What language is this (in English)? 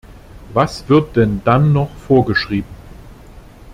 German